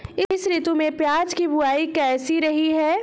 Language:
Hindi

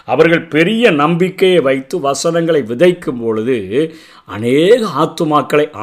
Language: Tamil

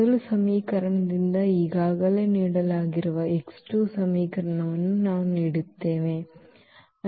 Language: Kannada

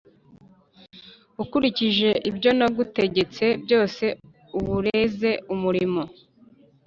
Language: Kinyarwanda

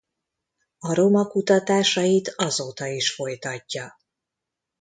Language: Hungarian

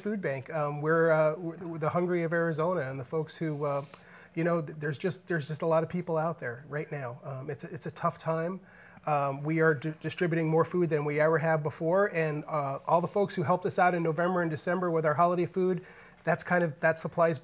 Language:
English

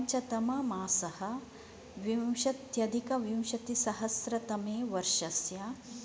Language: Sanskrit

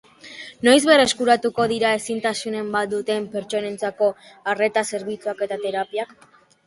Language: Basque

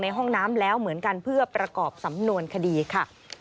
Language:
Thai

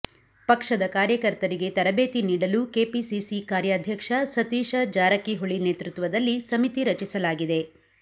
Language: Kannada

